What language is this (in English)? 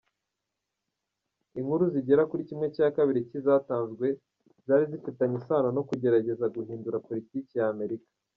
Kinyarwanda